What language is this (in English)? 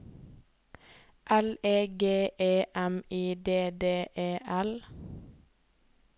Norwegian